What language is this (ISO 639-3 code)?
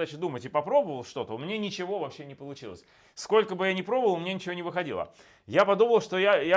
rus